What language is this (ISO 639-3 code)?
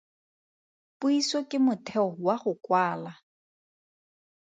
tsn